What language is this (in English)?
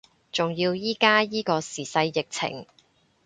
Cantonese